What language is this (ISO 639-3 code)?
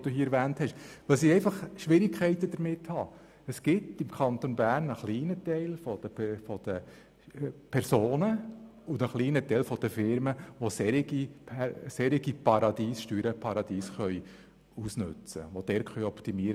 gsw